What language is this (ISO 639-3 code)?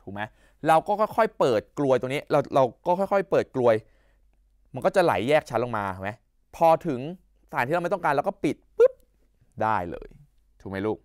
tha